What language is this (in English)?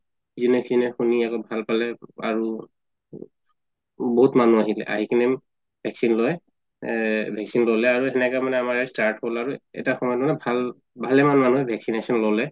Assamese